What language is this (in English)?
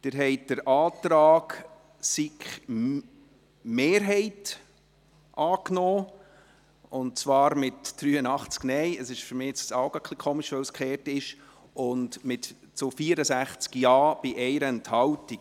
Swiss German